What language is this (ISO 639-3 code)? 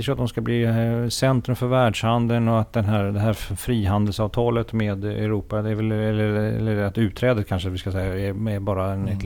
swe